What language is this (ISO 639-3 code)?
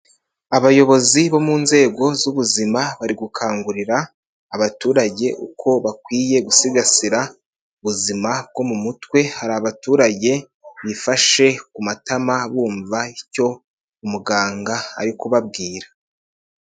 kin